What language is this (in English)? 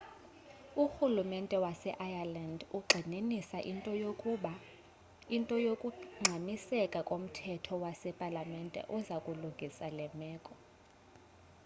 Xhosa